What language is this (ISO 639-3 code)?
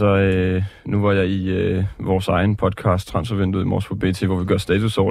dan